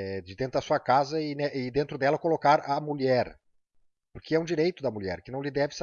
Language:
Portuguese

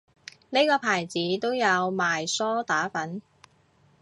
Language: Cantonese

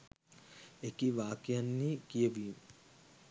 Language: Sinhala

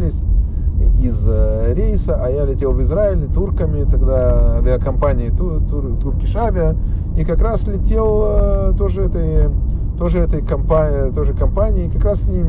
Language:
Russian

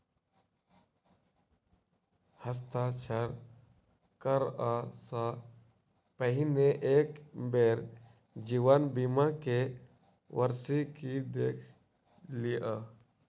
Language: Maithili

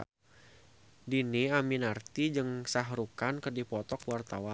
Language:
Sundanese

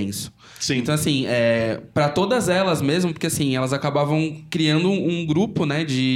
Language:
Portuguese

